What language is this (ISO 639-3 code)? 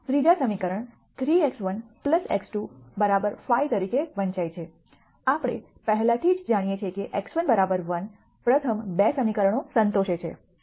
guj